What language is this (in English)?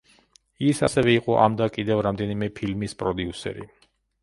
Georgian